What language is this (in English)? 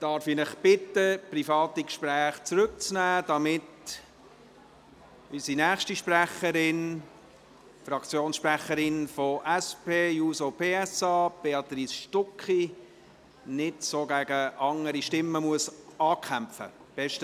Swiss German